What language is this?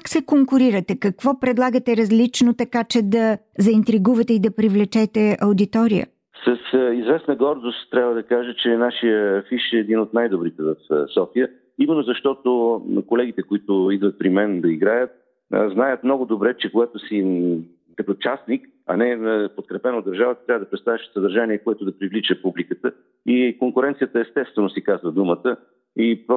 Bulgarian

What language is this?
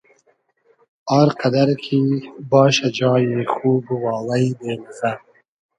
Hazaragi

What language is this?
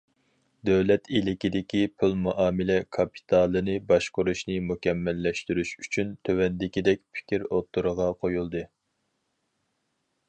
Uyghur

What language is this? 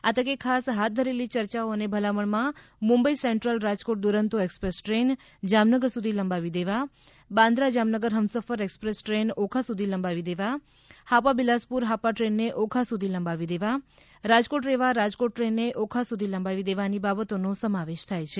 Gujarati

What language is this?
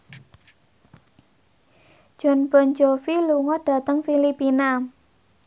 Javanese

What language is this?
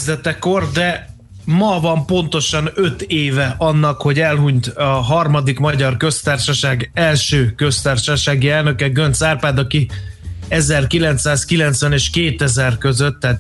Hungarian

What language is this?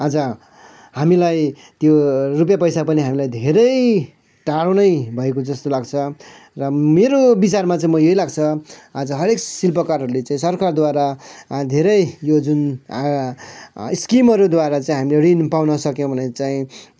Nepali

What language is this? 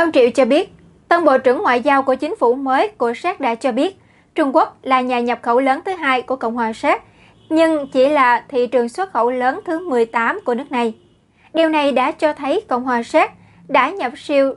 Vietnamese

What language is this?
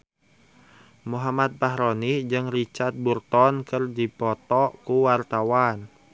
Sundanese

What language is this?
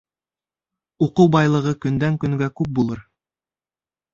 Bashkir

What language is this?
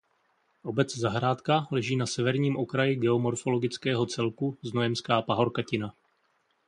Czech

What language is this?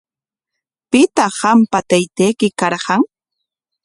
Corongo Ancash Quechua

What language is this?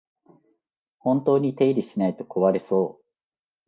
Japanese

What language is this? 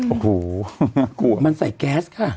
Thai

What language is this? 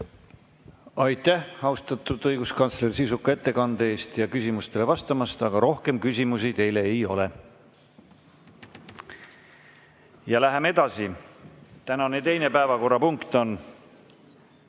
Estonian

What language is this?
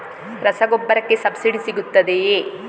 Kannada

